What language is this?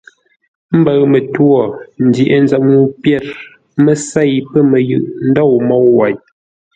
Ngombale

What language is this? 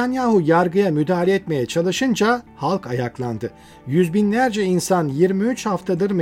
Turkish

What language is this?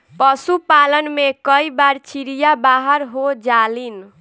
Bhojpuri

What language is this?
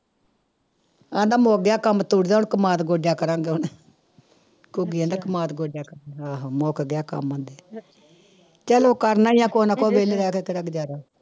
Punjabi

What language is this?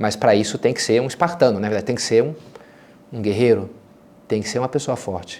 Portuguese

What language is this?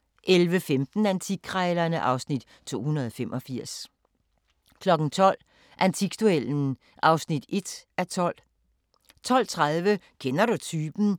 Danish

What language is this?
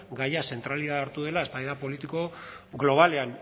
Basque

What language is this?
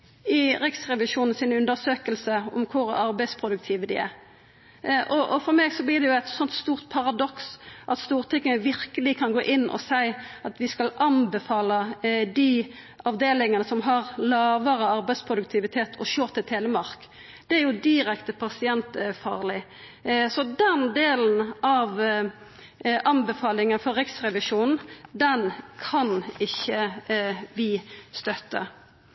Norwegian Nynorsk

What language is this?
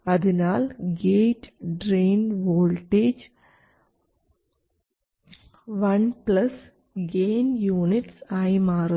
Malayalam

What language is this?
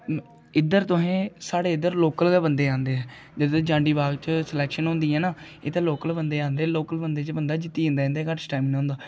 Dogri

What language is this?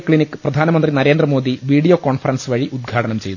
Malayalam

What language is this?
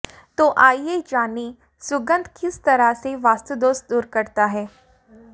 Hindi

